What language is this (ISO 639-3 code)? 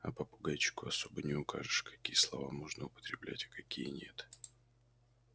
rus